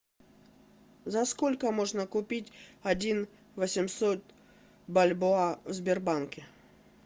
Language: Russian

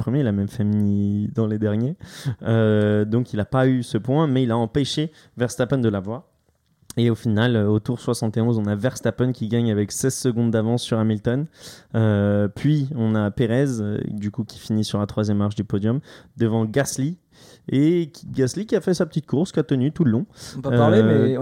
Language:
French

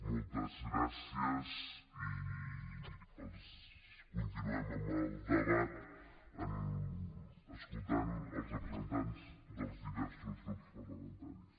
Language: Catalan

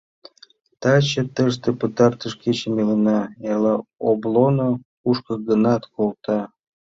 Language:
Mari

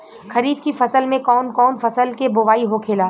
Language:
Bhojpuri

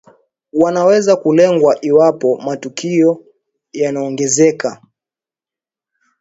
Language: Swahili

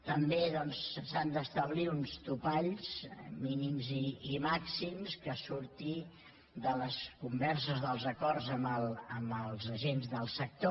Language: Catalan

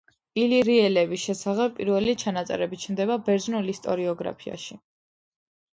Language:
Georgian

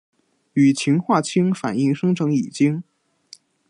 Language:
Chinese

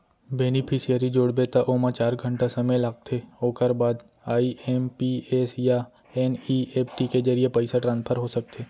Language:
Chhattisgarhi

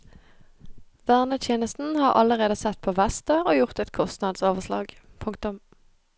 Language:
Norwegian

